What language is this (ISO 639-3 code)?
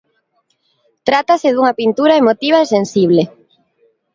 glg